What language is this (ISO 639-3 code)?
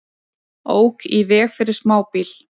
isl